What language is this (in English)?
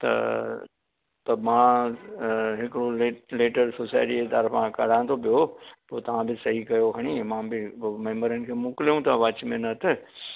Sindhi